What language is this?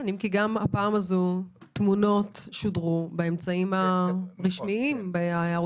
Hebrew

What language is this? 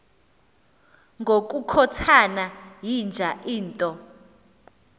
Xhosa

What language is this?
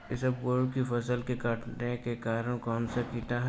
Hindi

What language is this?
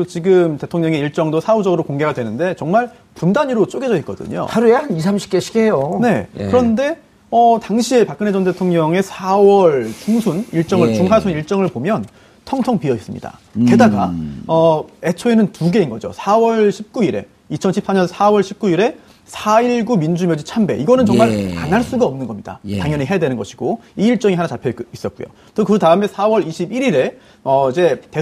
Korean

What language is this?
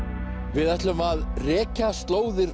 Icelandic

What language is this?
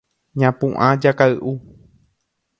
Guarani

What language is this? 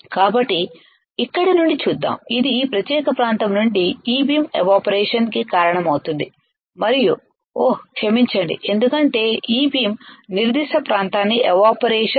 Telugu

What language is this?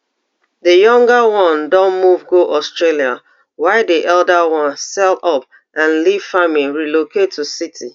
Nigerian Pidgin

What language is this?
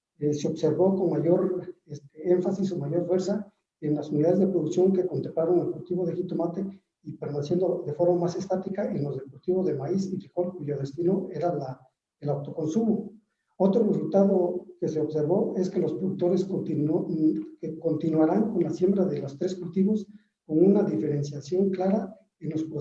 Spanish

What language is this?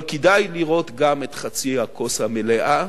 Hebrew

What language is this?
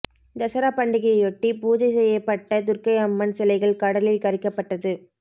Tamil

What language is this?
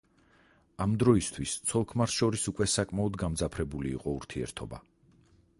Georgian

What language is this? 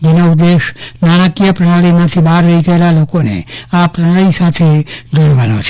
Gujarati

